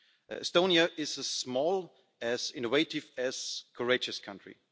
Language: English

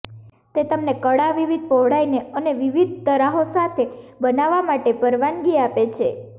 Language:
Gujarati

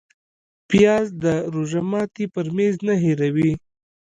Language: Pashto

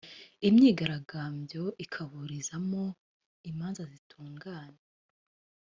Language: Kinyarwanda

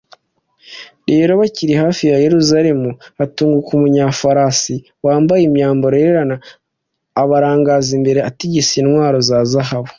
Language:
Kinyarwanda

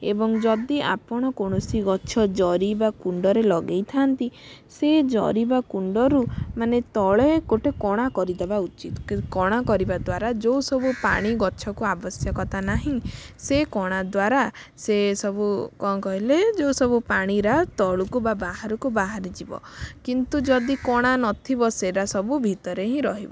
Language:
Odia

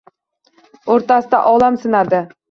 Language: Uzbek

